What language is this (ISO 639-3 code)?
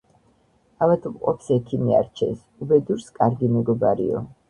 kat